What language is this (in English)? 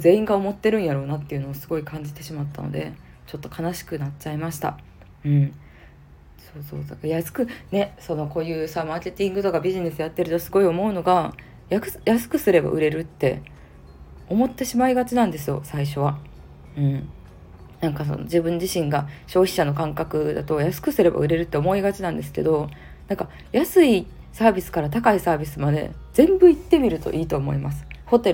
Japanese